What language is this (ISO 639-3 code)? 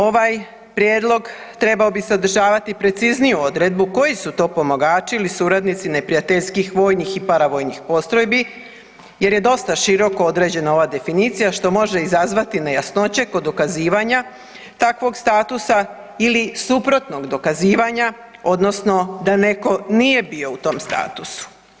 hrv